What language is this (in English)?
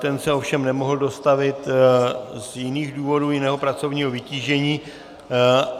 Czech